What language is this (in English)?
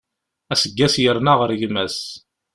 Kabyle